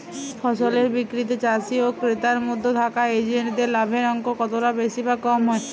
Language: Bangla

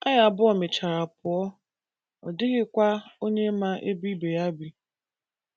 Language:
Igbo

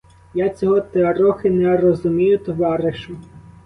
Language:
Ukrainian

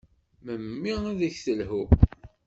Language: Kabyle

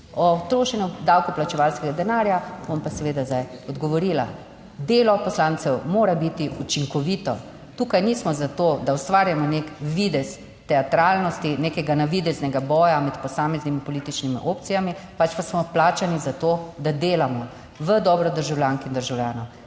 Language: Slovenian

